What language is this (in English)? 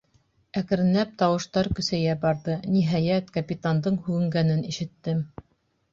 Bashkir